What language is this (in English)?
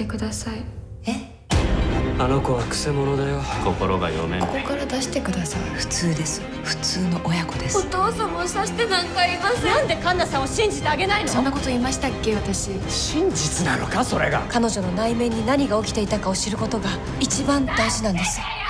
Japanese